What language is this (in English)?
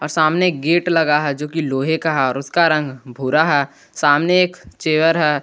Hindi